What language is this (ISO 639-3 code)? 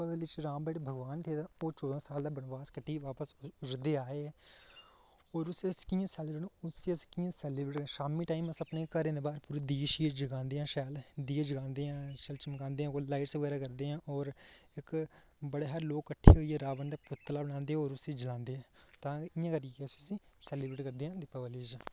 doi